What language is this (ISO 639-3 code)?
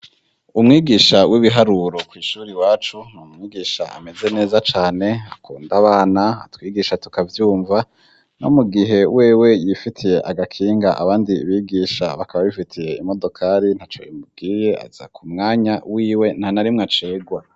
run